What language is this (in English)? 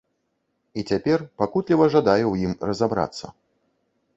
Belarusian